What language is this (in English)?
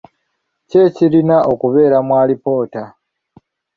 Ganda